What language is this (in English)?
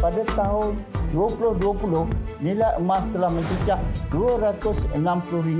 Malay